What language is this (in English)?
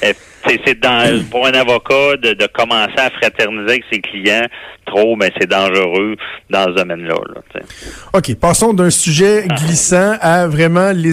French